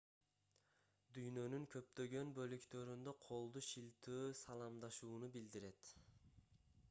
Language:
Kyrgyz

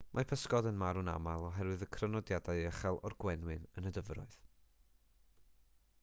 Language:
Welsh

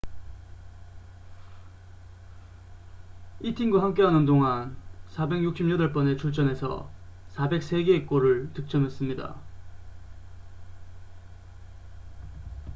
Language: Korean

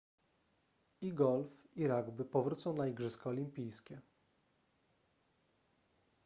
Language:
Polish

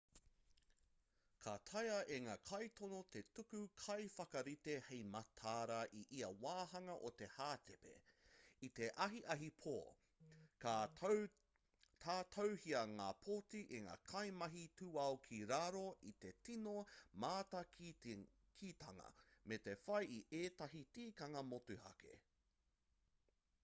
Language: Māori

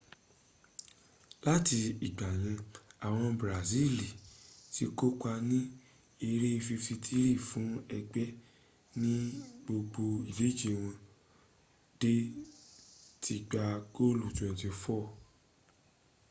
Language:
Yoruba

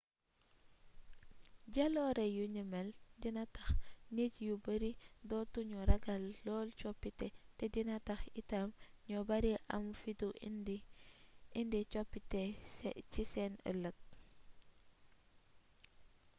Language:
Wolof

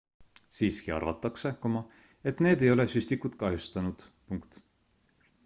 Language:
Estonian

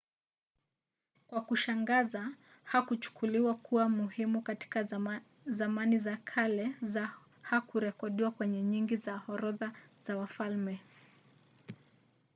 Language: Swahili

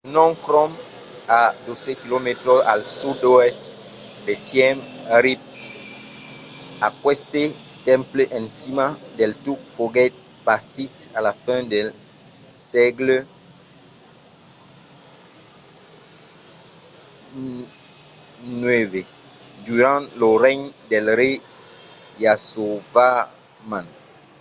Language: Occitan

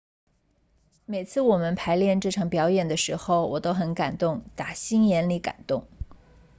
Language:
Chinese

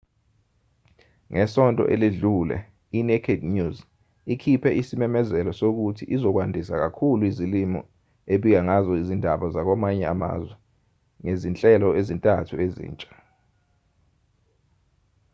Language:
Zulu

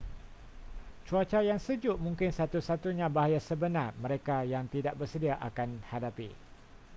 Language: Malay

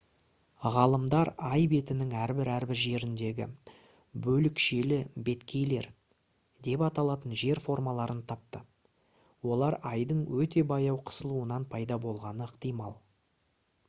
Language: Kazakh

